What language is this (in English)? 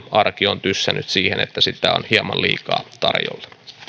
Finnish